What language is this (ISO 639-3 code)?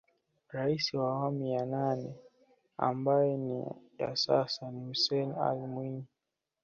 swa